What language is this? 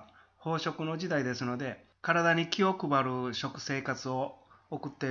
Japanese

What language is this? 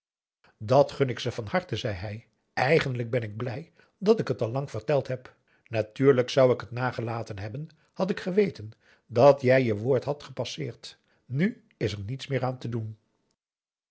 Dutch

